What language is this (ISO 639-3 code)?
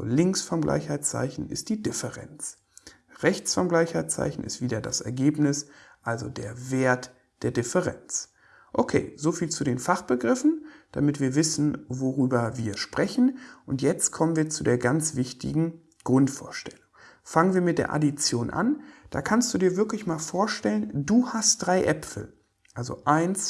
deu